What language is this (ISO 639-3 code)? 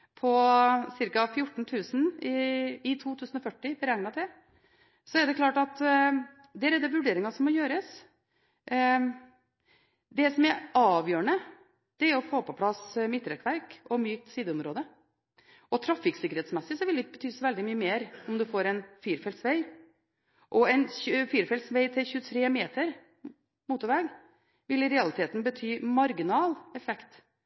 nob